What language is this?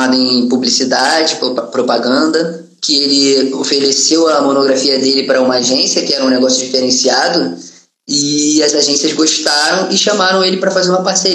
Portuguese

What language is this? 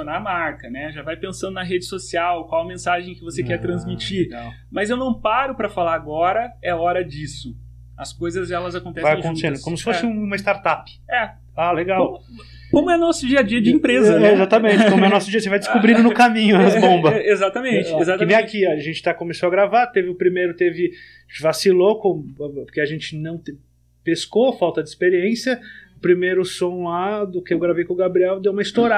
Portuguese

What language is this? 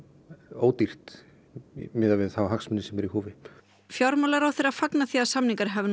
Icelandic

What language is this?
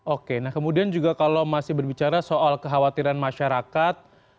Indonesian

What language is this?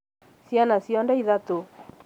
Kikuyu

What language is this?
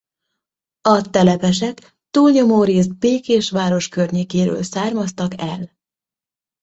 Hungarian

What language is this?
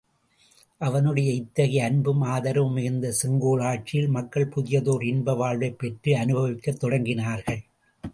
Tamil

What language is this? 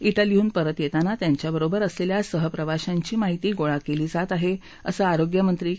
Marathi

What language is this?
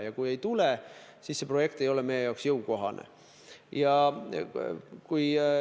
Estonian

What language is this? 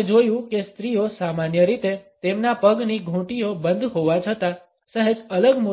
Gujarati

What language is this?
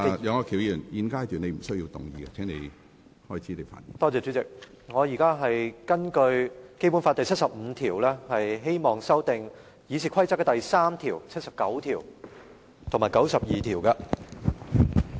Cantonese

